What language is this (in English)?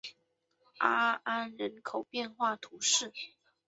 Chinese